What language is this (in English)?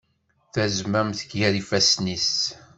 Kabyle